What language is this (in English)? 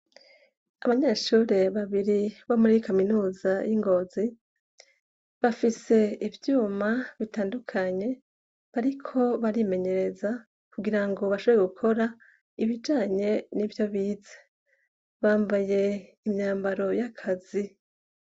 Rundi